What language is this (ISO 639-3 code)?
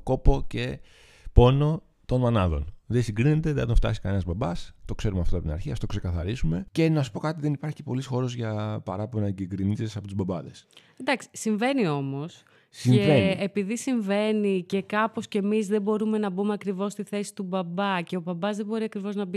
ell